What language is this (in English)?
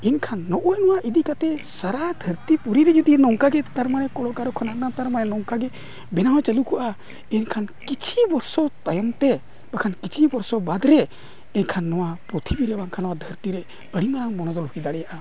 Santali